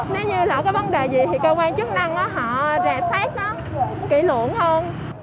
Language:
Vietnamese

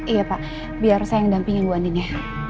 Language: Indonesian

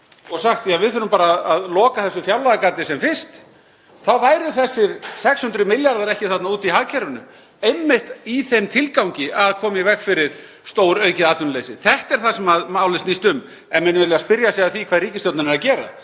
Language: Icelandic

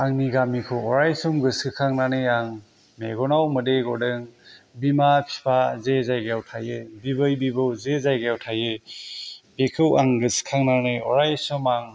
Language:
Bodo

